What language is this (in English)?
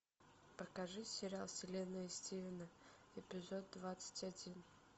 Russian